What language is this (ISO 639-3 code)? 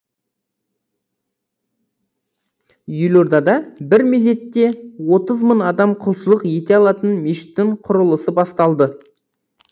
kaz